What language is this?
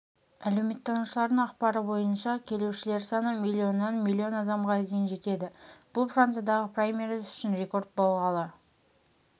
Kazakh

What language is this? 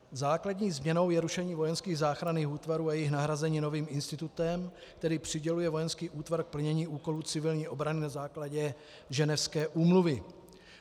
Czech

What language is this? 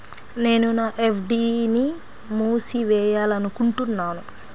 Telugu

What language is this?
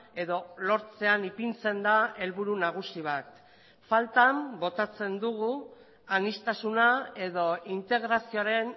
Basque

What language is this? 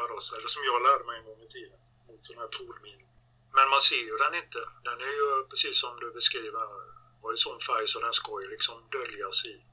Swedish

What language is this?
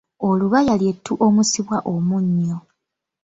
Ganda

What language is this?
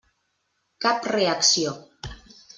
Catalan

